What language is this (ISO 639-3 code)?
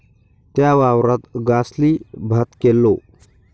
mar